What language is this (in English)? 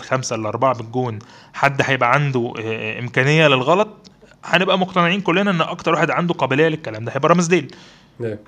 Arabic